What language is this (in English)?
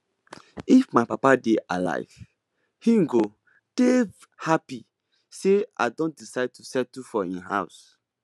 Nigerian Pidgin